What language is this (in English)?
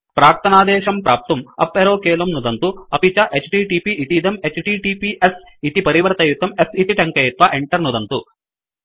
Sanskrit